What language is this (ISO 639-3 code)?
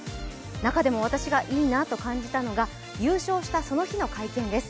jpn